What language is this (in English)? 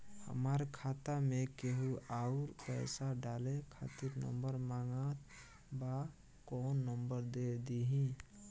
Bhojpuri